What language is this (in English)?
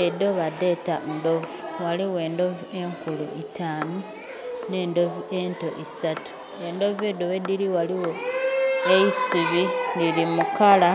Soga